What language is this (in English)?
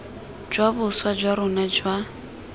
Tswana